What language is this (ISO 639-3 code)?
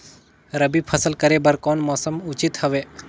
hne